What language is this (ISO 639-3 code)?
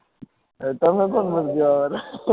guj